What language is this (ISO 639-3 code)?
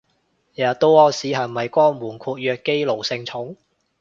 yue